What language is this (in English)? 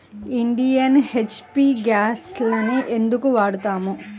Telugu